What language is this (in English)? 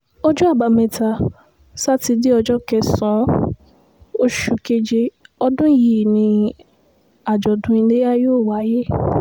Yoruba